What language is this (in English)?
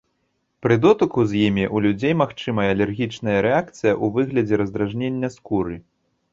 Belarusian